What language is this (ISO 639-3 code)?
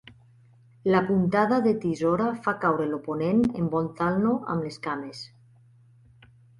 cat